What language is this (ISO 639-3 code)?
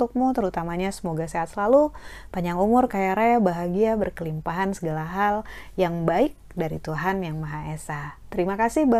ind